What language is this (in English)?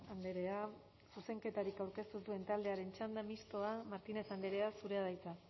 Basque